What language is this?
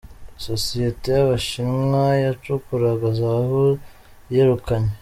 Kinyarwanda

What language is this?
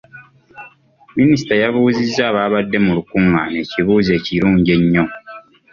Ganda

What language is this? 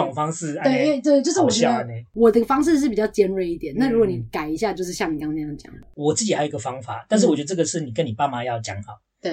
Chinese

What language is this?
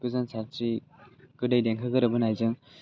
Bodo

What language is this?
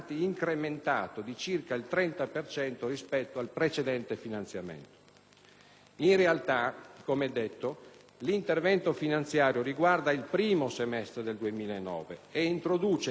Italian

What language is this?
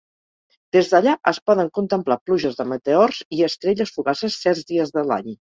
Catalan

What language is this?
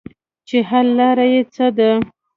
Pashto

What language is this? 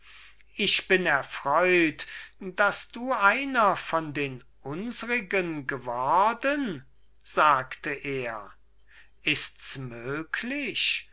German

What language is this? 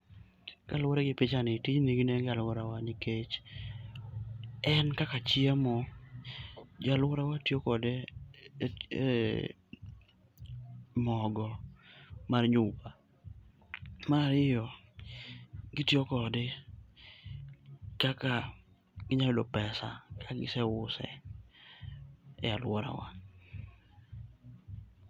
Luo (Kenya and Tanzania)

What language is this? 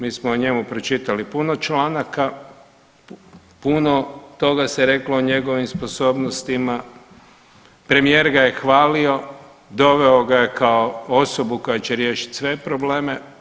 Croatian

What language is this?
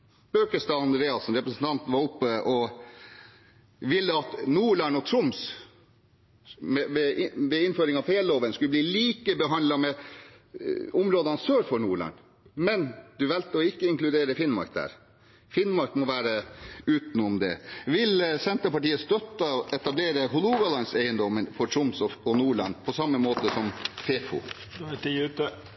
Norwegian Bokmål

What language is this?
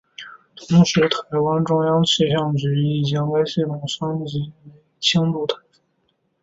Chinese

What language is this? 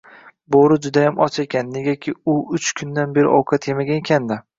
Uzbek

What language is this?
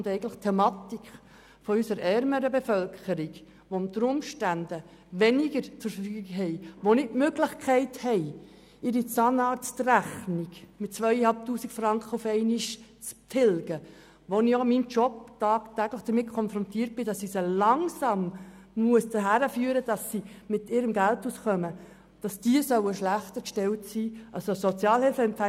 Swiss German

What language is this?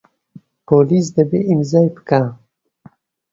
Central Kurdish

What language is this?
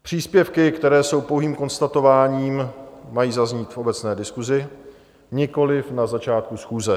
Czech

